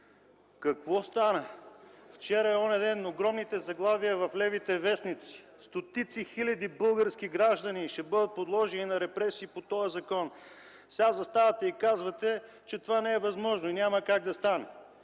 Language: Bulgarian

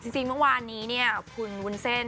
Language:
Thai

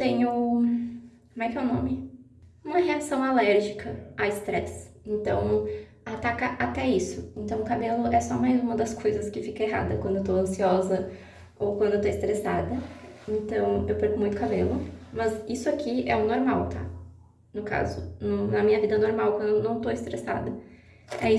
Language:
Portuguese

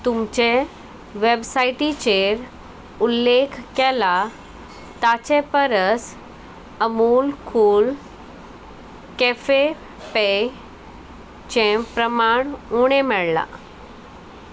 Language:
Konkani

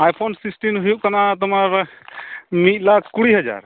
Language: Santali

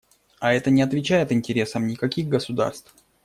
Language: Russian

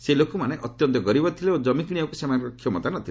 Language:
Odia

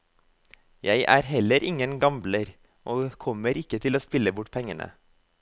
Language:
Norwegian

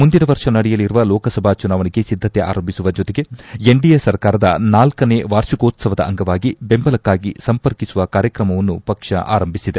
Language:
Kannada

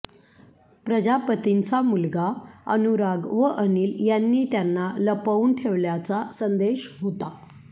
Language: Marathi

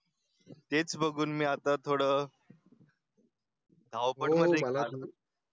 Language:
Marathi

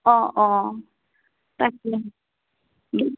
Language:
Assamese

